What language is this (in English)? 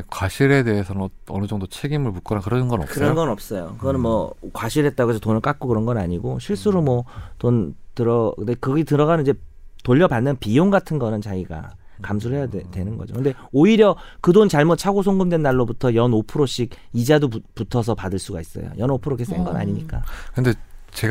Korean